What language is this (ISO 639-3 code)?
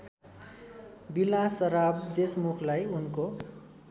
nep